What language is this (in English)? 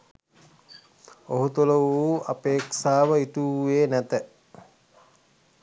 Sinhala